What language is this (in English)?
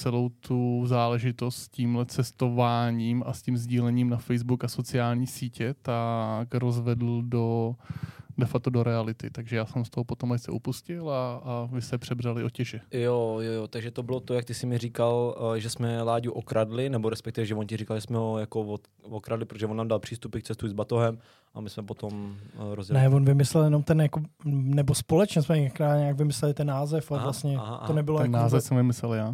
Czech